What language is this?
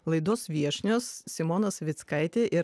Lithuanian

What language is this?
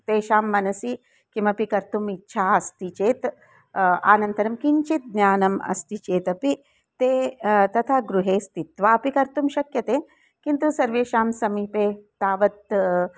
Sanskrit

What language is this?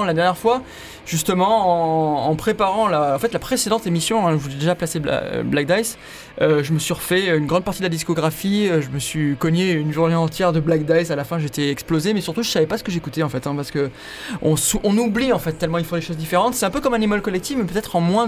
French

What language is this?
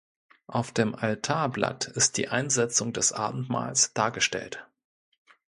German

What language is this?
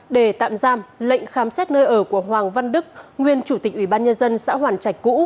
Vietnamese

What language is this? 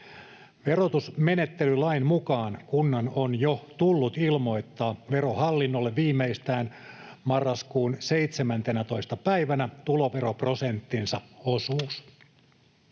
Finnish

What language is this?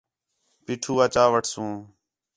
Khetrani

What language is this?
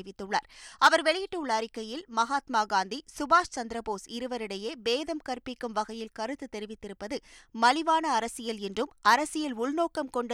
Tamil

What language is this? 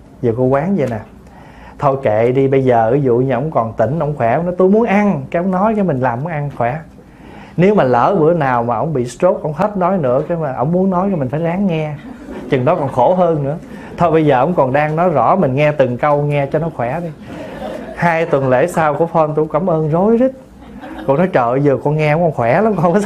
Vietnamese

